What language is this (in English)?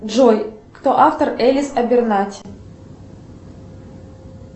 Russian